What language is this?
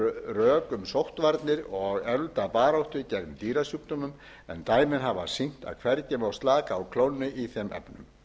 Icelandic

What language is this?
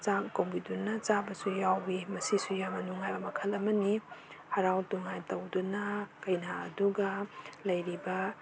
Manipuri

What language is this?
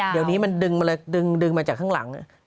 Thai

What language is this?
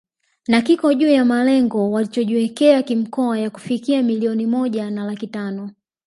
Swahili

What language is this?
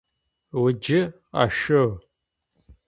Adyghe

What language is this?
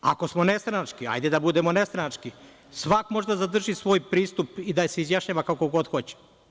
Serbian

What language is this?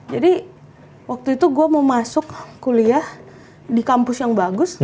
Indonesian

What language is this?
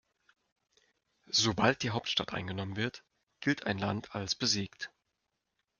German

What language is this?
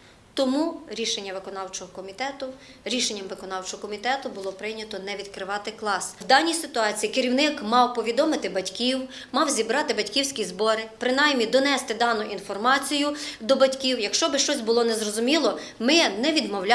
Ukrainian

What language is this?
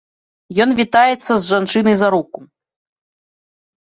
Belarusian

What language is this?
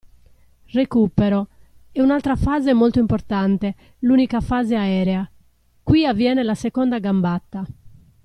Italian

